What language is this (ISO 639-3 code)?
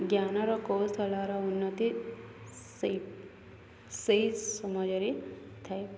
ori